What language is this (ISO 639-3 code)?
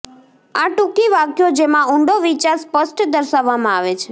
guj